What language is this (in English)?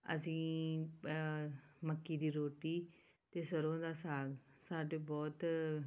Punjabi